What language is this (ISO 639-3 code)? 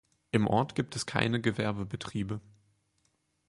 deu